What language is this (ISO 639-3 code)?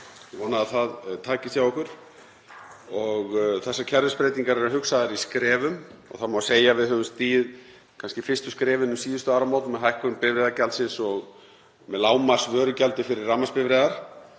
isl